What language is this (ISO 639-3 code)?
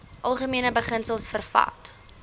afr